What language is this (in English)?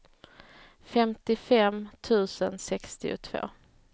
Swedish